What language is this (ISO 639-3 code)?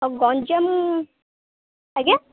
ori